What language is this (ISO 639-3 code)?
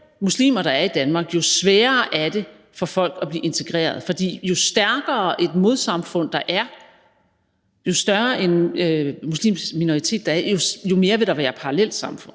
dan